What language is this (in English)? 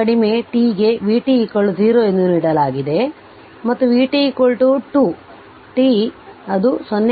Kannada